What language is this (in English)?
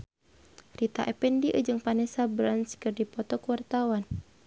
Sundanese